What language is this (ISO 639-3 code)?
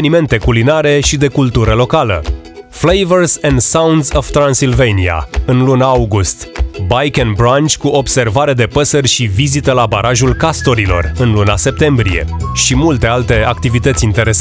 ron